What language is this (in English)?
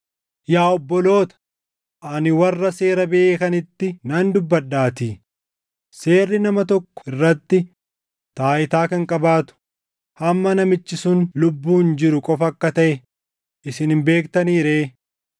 Oromo